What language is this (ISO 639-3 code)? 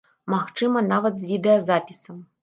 bel